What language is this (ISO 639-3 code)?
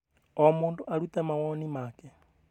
kik